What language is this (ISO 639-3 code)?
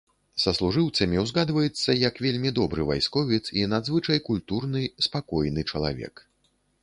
bel